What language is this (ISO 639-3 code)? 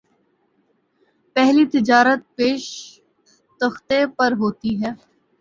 urd